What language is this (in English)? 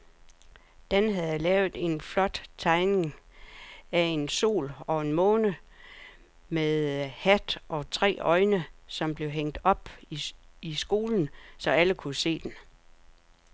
Danish